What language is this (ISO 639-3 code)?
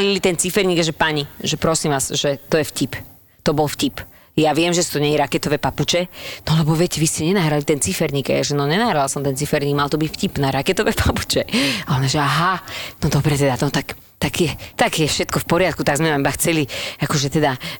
slk